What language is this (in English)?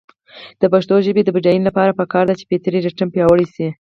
Pashto